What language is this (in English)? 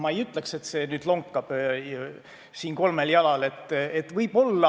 Estonian